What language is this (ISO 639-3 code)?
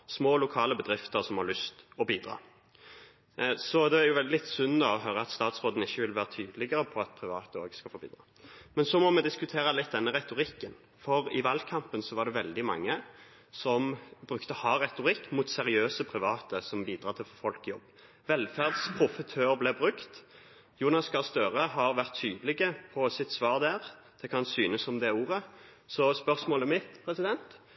nno